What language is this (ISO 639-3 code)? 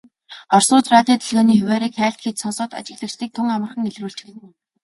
mon